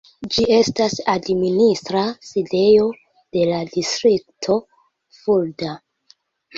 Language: Esperanto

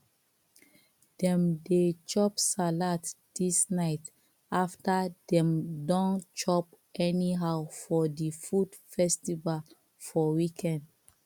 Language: Nigerian Pidgin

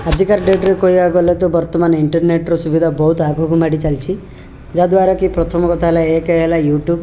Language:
Odia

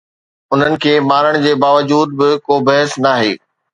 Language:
Sindhi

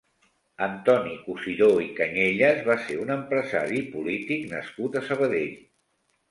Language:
Catalan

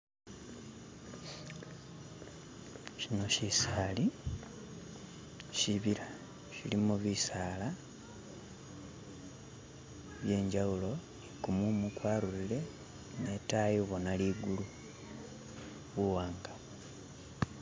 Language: Masaaba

